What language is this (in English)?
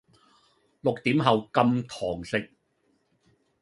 Cantonese